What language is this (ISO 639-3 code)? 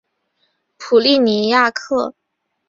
zho